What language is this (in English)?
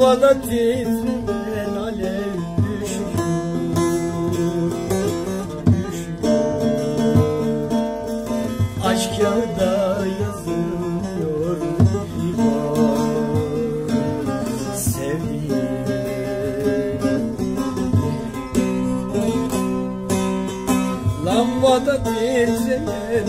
Turkish